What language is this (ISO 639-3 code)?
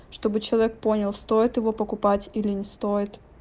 rus